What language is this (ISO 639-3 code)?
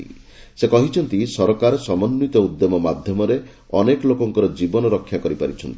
ori